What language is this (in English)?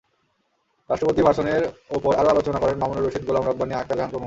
Bangla